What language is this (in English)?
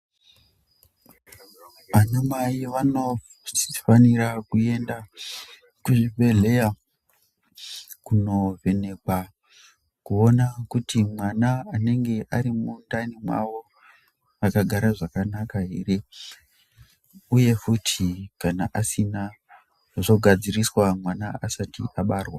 Ndau